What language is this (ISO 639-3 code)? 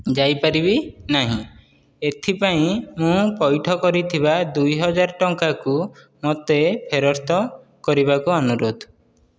ori